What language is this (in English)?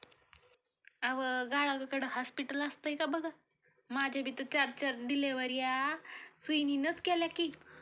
Marathi